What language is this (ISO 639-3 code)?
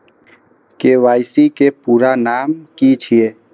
mai